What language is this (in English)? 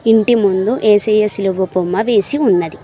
Telugu